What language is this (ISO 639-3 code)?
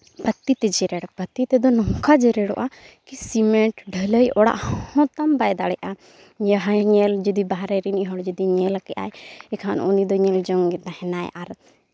sat